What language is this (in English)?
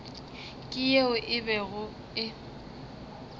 Northern Sotho